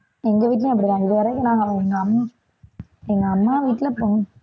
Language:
Tamil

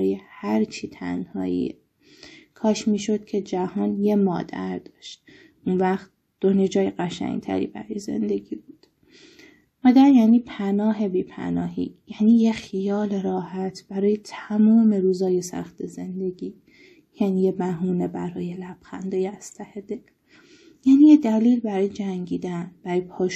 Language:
Persian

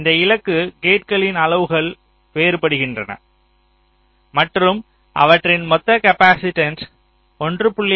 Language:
Tamil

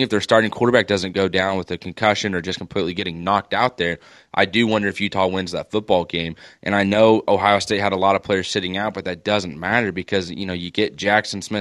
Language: English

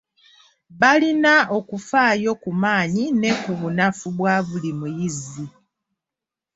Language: Ganda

